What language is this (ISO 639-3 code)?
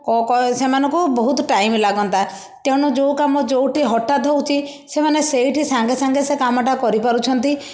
ori